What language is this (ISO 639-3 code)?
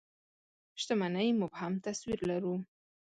pus